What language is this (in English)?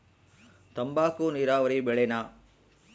Kannada